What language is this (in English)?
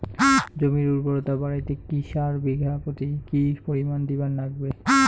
Bangla